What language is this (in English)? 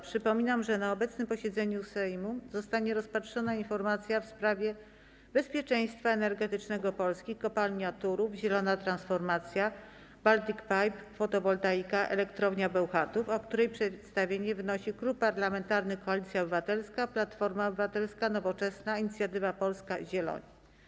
Polish